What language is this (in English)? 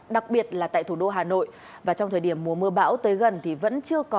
Vietnamese